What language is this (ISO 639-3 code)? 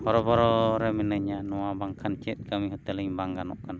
sat